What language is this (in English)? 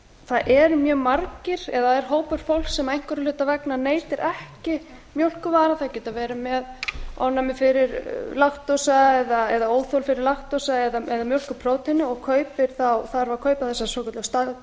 Icelandic